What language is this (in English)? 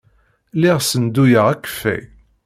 Kabyle